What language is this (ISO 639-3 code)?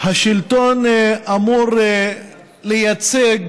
heb